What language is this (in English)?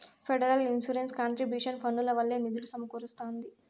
Telugu